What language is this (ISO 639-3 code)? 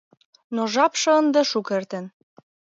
chm